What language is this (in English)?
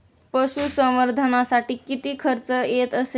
Marathi